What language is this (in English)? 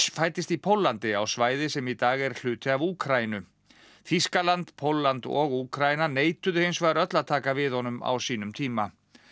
Icelandic